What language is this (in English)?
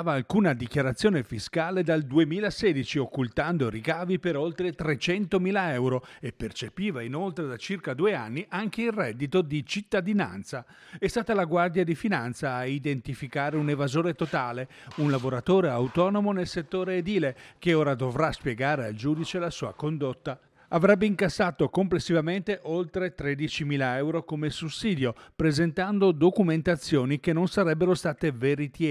Italian